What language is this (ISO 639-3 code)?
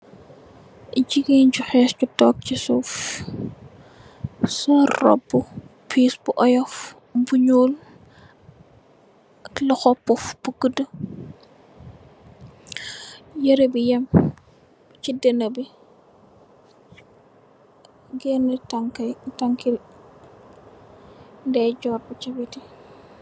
wol